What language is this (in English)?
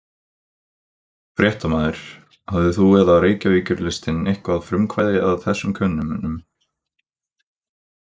Icelandic